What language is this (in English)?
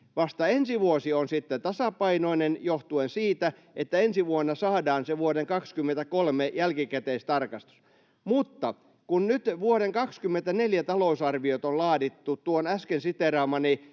Finnish